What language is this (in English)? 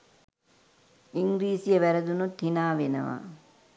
Sinhala